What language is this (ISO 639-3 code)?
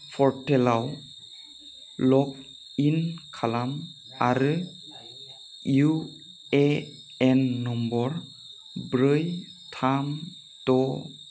brx